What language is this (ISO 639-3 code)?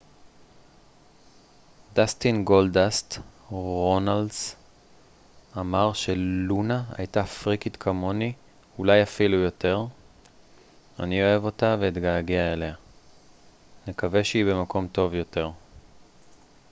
heb